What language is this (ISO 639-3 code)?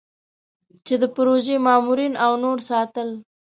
pus